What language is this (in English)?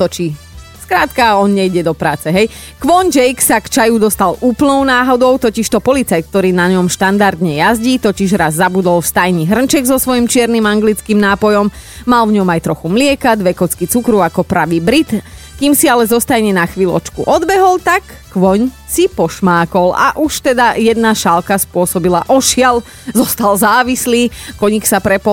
Slovak